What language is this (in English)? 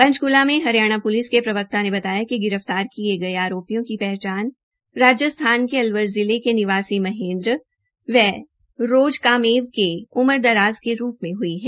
Hindi